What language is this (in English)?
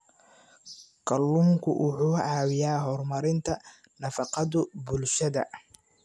Somali